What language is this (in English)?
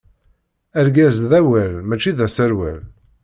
Kabyle